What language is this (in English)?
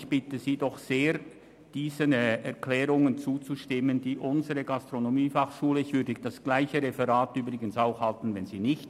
Swiss German